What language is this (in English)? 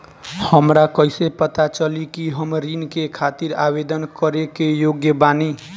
Bhojpuri